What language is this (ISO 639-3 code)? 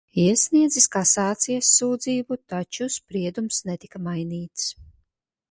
lav